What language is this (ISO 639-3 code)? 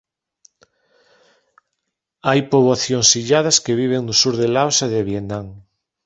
glg